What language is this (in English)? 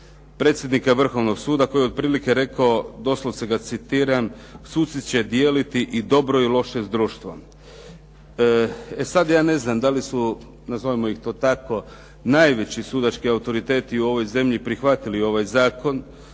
Croatian